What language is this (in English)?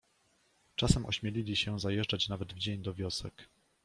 Polish